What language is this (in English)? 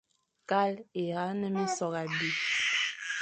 Fang